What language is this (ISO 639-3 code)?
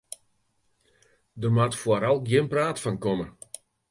fry